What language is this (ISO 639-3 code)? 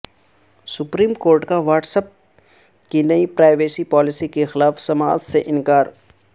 urd